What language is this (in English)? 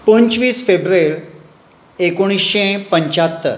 Konkani